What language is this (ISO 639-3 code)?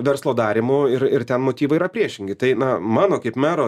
lit